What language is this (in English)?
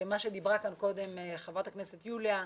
Hebrew